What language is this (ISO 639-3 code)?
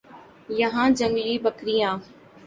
urd